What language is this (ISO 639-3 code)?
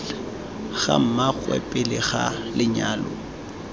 tsn